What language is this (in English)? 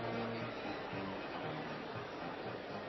Norwegian Nynorsk